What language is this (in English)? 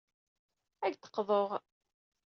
Kabyle